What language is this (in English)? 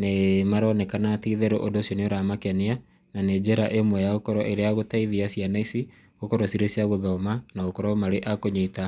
Kikuyu